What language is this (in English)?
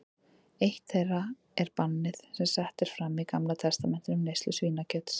Icelandic